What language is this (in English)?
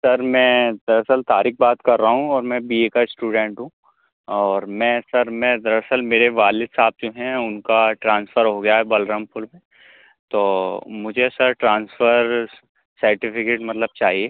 Urdu